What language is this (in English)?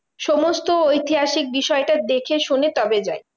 Bangla